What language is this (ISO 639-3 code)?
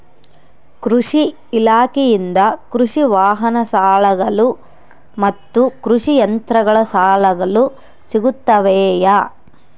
kan